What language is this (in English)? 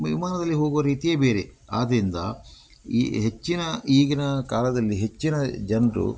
Kannada